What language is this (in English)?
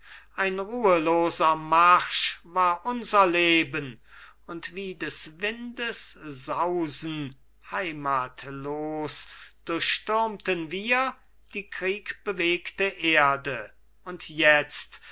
German